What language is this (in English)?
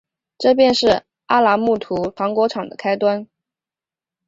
Chinese